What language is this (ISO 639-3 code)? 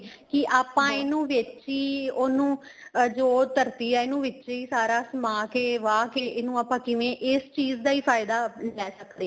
pan